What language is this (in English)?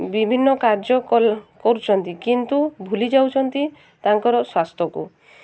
Odia